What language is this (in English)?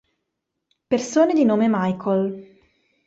Italian